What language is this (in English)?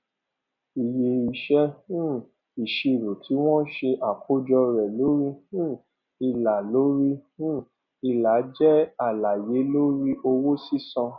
Yoruba